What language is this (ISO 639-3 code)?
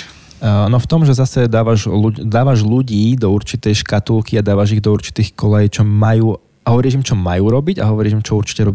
slk